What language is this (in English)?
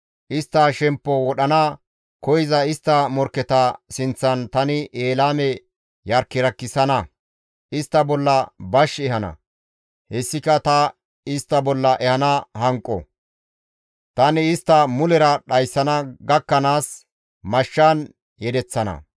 Gamo